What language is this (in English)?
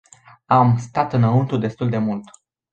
Romanian